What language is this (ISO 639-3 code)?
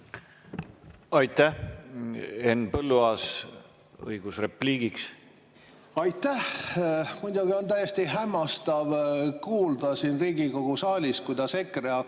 est